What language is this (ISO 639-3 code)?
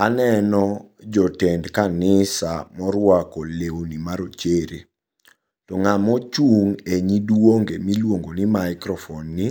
luo